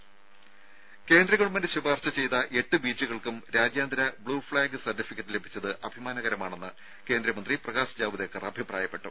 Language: Malayalam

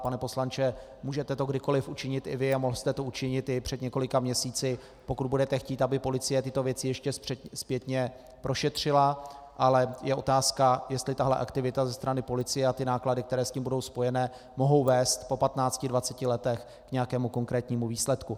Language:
Czech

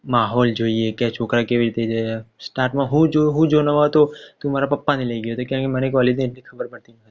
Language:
Gujarati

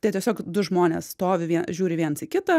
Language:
Lithuanian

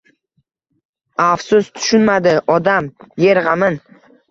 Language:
Uzbek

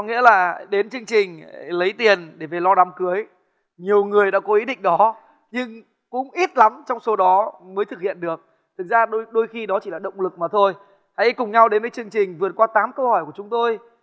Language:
Vietnamese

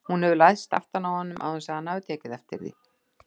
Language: Icelandic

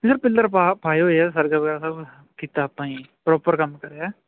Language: Punjabi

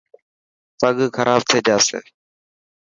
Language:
Dhatki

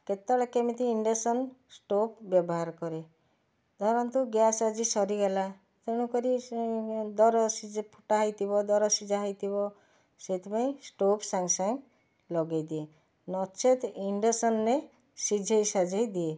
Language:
Odia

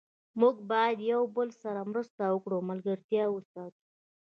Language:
Pashto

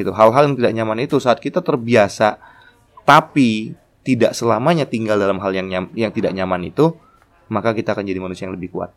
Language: Indonesian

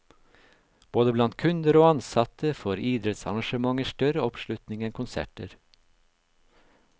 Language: Norwegian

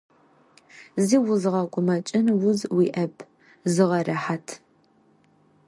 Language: Adyghe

